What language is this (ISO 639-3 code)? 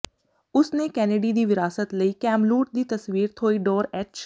pan